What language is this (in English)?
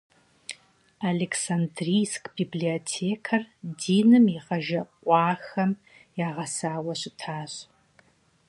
Kabardian